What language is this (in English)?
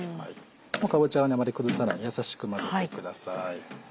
Japanese